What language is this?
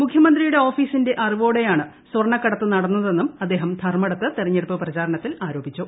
Malayalam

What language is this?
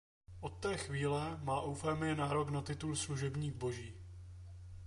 Czech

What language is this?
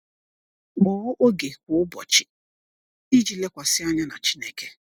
Igbo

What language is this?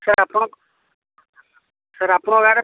Odia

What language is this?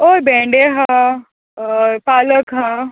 Konkani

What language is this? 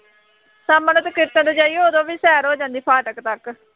Punjabi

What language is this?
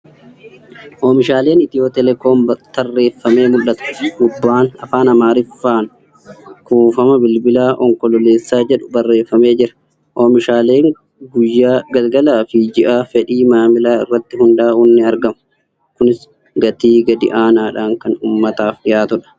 Oromo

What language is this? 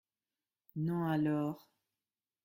French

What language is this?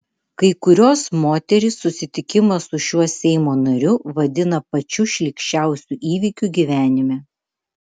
Lithuanian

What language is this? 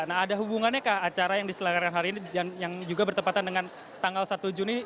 Indonesian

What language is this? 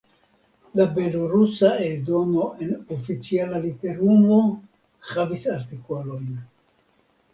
Esperanto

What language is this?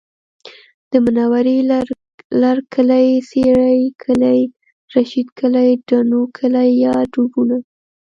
Pashto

